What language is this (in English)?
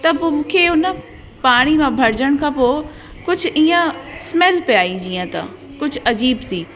Sindhi